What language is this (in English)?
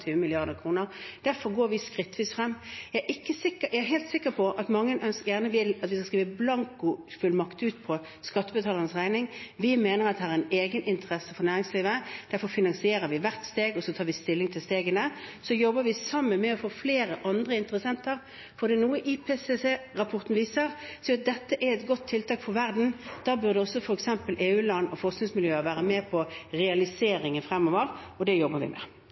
Norwegian Bokmål